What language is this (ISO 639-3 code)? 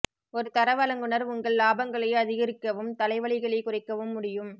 tam